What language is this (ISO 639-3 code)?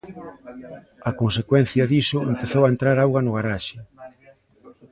glg